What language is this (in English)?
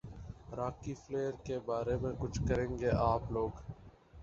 Urdu